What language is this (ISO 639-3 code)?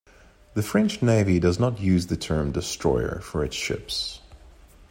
eng